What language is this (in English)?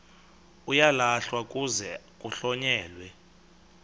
Xhosa